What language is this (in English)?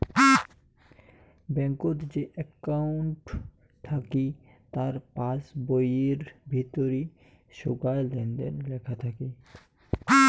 Bangla